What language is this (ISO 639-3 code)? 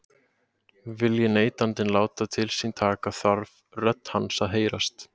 isl